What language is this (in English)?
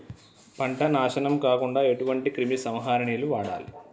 Telugu